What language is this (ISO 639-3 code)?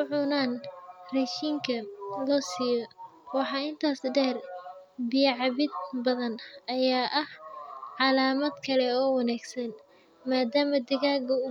som